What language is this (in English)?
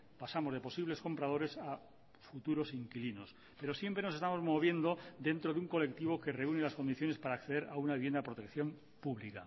Spanish